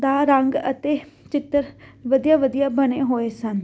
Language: Punjabi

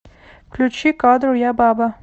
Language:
Russian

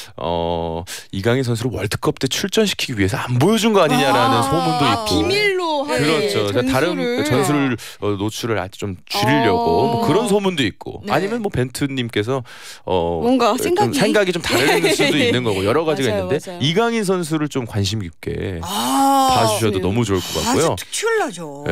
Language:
Korean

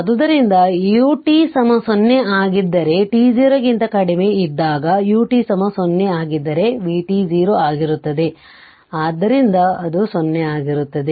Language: Kannada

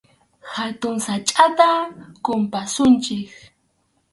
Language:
Arequipa-La Unión Quechua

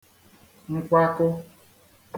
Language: Igbo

